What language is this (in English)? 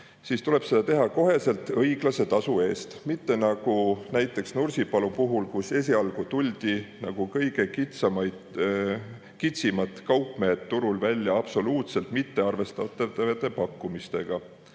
Estonian